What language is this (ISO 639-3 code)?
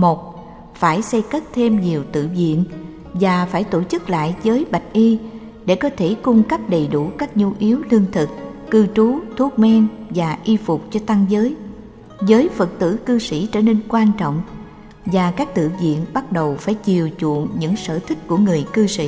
vie